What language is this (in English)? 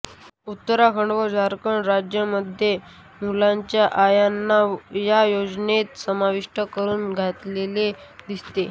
Marathi